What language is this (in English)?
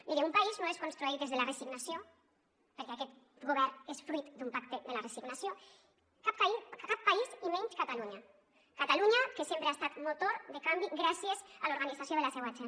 Catalan